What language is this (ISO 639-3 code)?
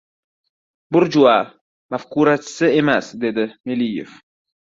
uzb